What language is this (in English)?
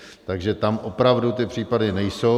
Czech